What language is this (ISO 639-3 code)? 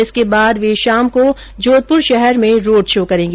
hin